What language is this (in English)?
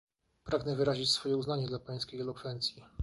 Polish